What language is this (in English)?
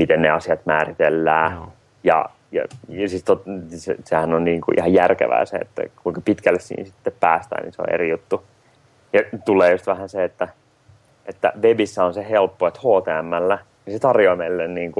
Finnish